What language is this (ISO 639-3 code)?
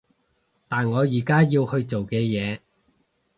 yue